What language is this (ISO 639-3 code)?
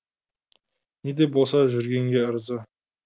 kaz